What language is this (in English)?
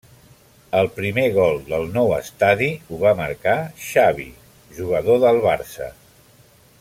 Catalan